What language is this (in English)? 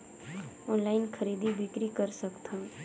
Chhattisgarhi